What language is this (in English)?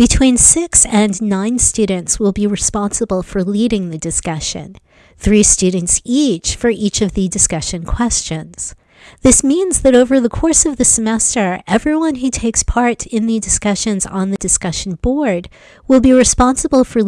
English